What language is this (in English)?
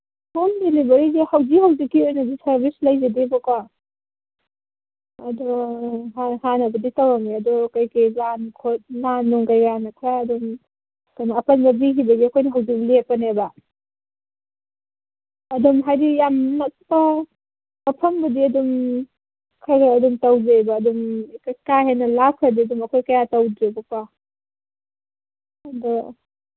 Manipuri